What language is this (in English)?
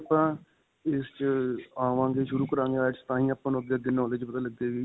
Punjabi